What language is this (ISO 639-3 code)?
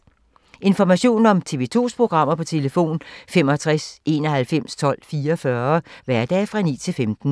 dan